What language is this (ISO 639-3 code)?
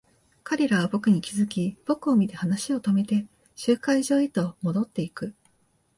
jpn